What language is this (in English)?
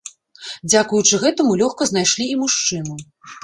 Belarusian